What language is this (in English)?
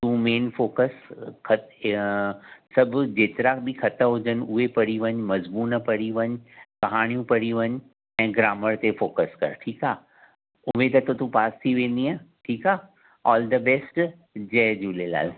Sindhi